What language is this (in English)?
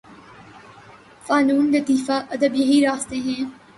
Urdu